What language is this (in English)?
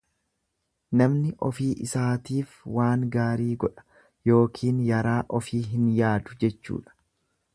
Oromo